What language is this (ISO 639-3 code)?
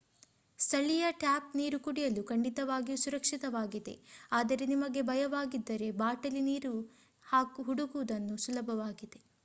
kan